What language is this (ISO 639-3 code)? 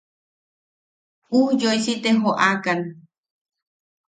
yaq